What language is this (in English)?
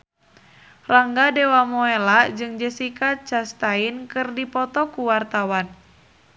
Sundanese